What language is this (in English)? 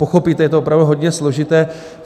Czech